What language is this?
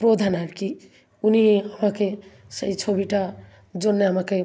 Bangla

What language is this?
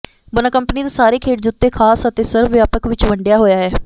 Punjabi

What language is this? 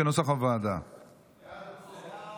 Hebrew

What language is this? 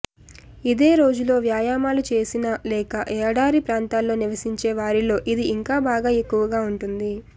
Telugu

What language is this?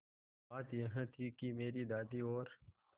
Hindi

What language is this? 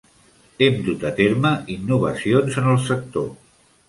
Catalan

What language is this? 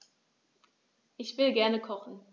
German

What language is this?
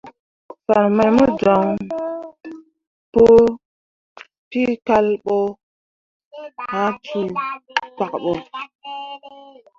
Mundang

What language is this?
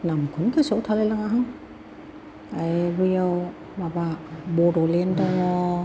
Bodo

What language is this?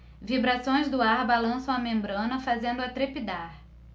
Portuguese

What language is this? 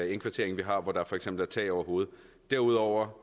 Danish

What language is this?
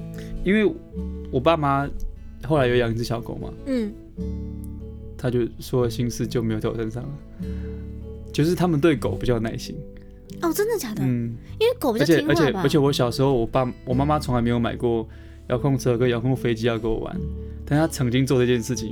Chinese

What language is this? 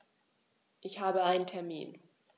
German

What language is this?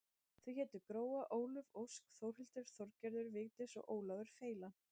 Icelandic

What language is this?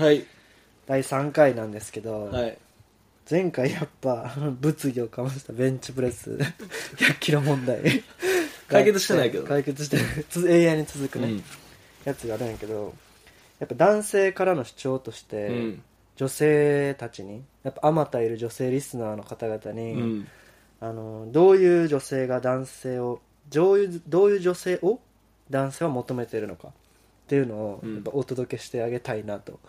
Japanese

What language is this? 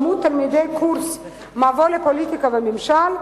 Hebrew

